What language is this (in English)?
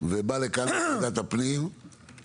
Hebrew